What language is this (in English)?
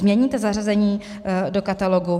Czech